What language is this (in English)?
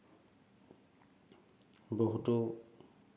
Assamese